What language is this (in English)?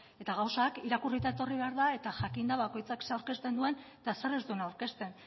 Basque